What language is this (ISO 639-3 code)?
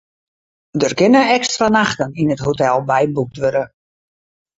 fry